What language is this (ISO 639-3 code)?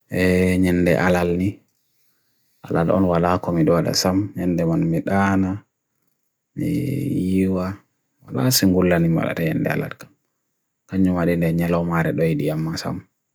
fui